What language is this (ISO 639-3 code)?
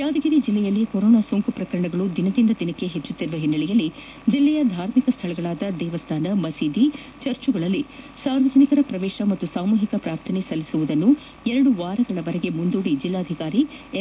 kan